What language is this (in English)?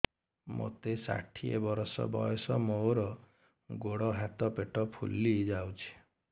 Odia